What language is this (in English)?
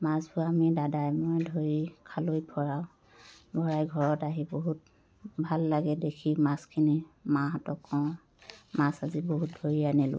Assamese